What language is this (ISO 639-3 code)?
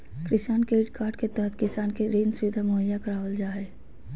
mag